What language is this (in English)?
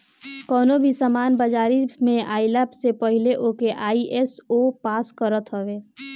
Bhojpuri